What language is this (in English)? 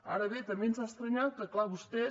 Catalan